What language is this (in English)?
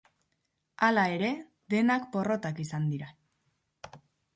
Basque